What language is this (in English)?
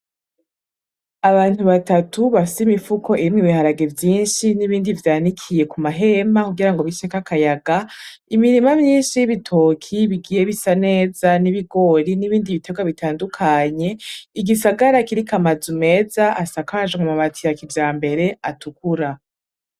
Rundi